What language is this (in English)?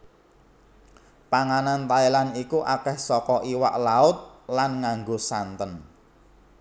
Javanese